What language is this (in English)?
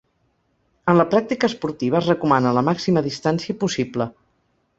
Catalan